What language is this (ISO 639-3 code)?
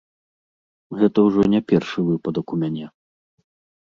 bel